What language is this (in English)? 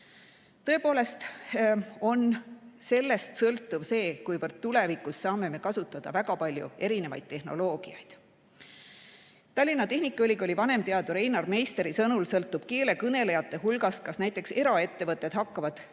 Estonian